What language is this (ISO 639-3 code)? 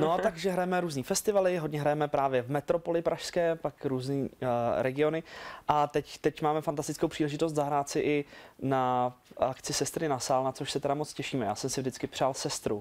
ces